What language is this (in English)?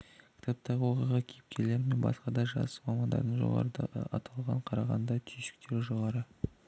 Kazakh